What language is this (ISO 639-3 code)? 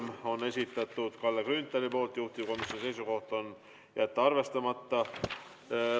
est